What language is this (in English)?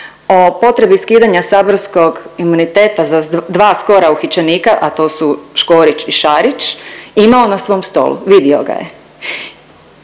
Croatian